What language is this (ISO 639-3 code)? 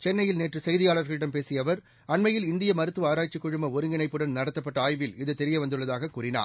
tam